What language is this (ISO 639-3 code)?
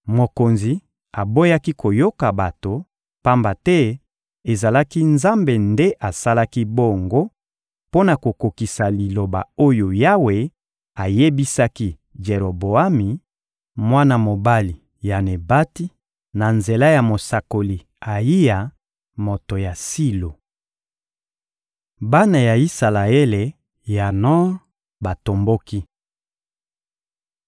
lin